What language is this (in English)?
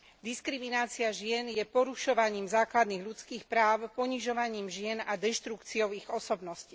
Slovak